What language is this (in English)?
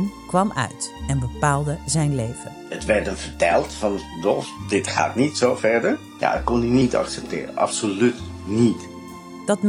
Dutch